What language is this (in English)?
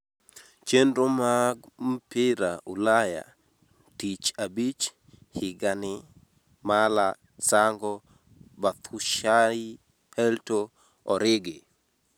Luo (Kenya and Tanzania)